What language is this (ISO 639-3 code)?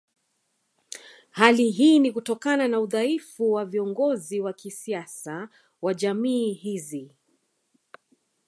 swa